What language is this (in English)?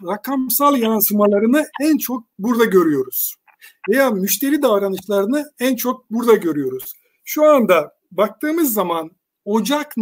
Turkish